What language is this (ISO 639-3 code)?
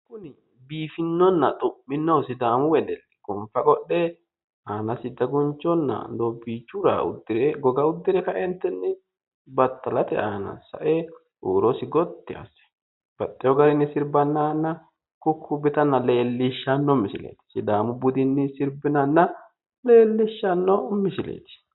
sid